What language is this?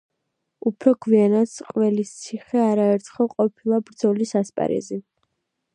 Georgian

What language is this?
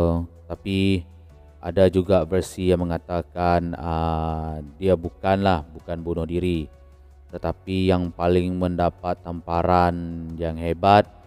Malay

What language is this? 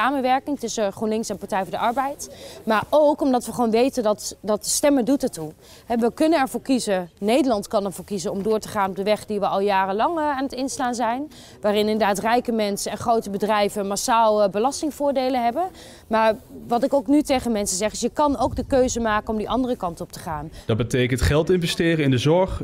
Dutch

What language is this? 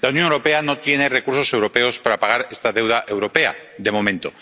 Spanish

